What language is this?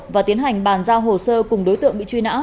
Vietnamese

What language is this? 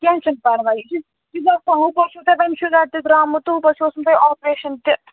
Kashmiri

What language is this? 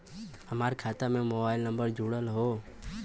Bhojpuri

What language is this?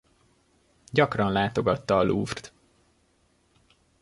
Hungarian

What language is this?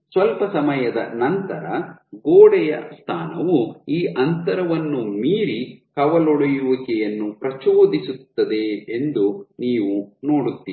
Kannada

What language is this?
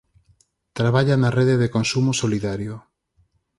Galician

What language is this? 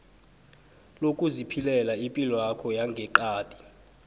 South Ndebele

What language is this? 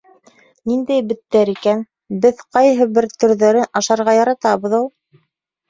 Bashkir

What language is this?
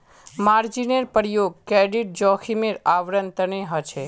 Magahi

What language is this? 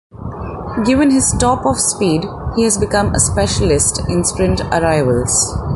English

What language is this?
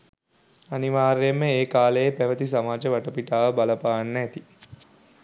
Sinhala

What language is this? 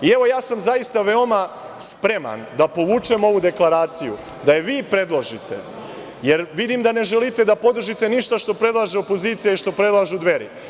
Serbian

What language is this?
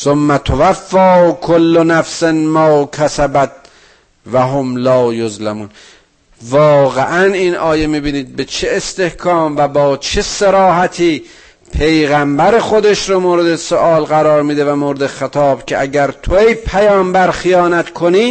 Persian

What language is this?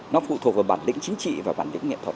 Vietnamese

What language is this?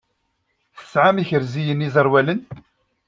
Kabyle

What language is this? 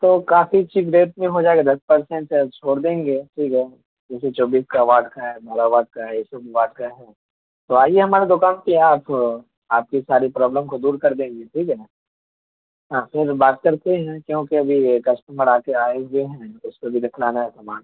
Urdu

